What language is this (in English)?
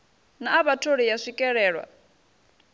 Venda